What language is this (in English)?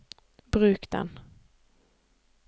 Norwegian